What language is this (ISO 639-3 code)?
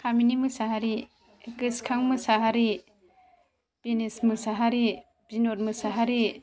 brx